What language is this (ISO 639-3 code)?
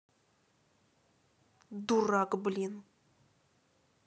rus